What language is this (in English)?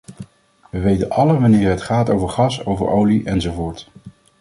Dutch